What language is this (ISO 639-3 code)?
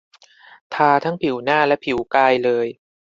tha